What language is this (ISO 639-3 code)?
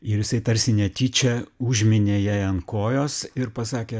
lit